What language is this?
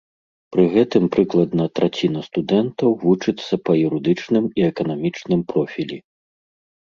Belarusian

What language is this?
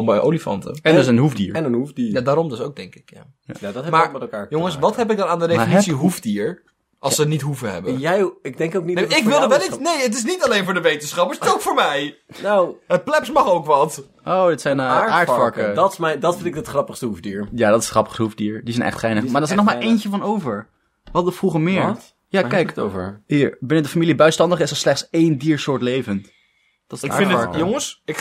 Dutch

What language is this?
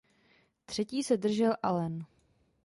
Czech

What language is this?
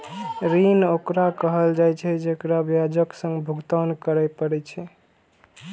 Maithili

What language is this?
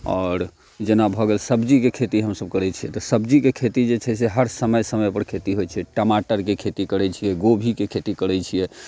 Maithili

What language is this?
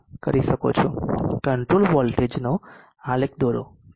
Gujarati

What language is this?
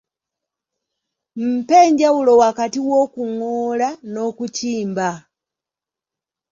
Ganda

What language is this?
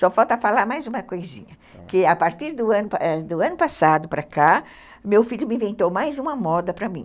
Portuguese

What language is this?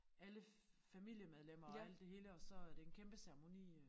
Danish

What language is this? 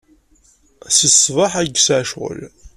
Kabyle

